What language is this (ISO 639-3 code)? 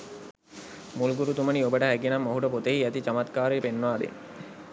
sin